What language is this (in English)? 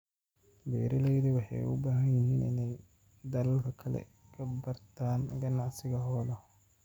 Somali